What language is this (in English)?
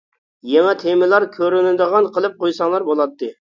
Uyghur